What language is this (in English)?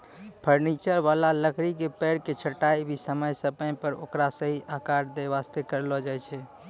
Maithili